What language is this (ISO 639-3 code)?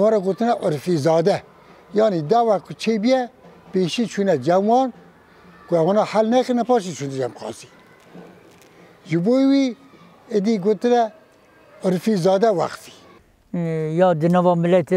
ara